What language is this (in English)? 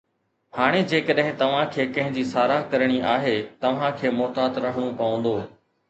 Sindhi